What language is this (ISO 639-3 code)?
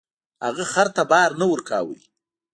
pus